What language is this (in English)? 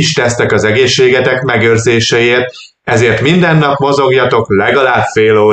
Hungarian